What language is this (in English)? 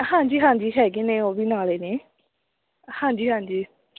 Punjabi